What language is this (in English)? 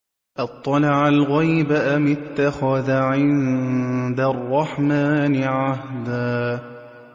Arabic